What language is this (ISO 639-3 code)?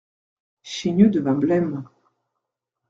fra